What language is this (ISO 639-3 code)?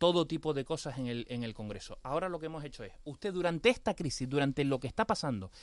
spa